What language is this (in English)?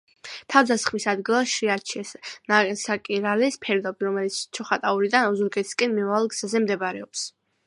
Georgian